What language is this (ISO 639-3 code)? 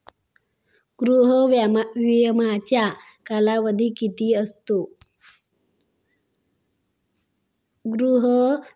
mar